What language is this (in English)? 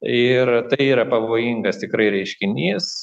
Lithuanian